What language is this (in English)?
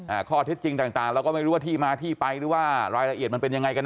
Thai